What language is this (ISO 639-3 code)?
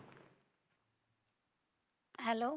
pan